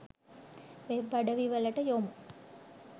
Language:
Sinhala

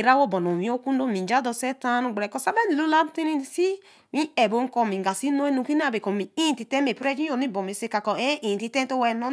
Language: Eleme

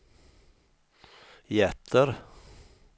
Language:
Swedish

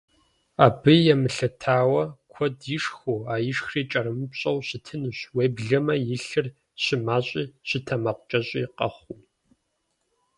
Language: Kabardian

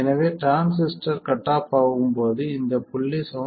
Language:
Tamil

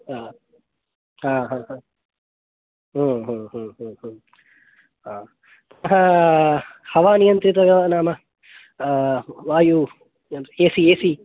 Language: Sanskrit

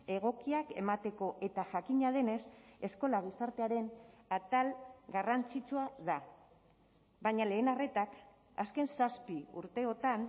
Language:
Basque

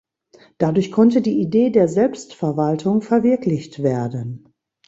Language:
German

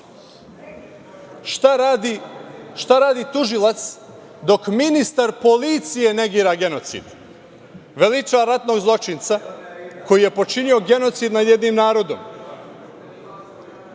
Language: Serbian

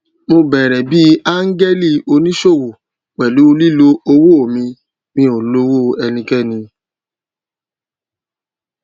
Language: Yoruba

